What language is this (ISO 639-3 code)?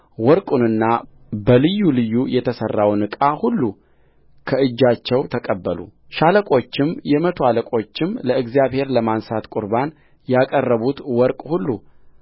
amh